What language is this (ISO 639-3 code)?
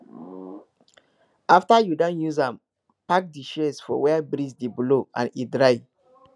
pcm